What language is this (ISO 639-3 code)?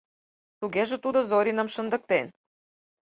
chm